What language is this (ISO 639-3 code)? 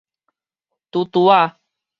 nan